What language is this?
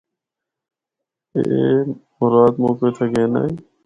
Northern Hindko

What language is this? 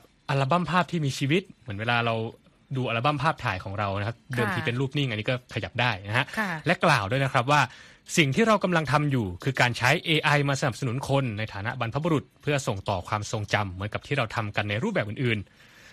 Thai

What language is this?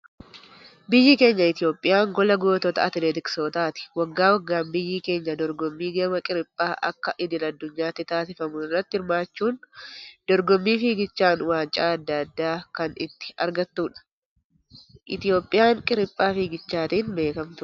Oromo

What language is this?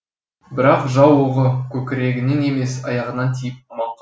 Kazakh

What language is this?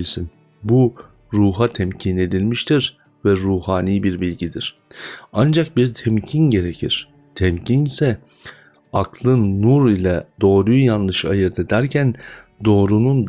Turkish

